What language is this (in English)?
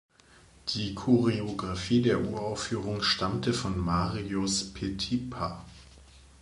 German